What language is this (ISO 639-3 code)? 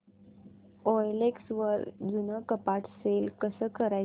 mar